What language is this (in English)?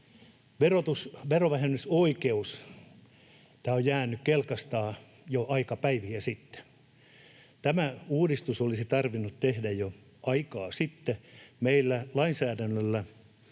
Finnish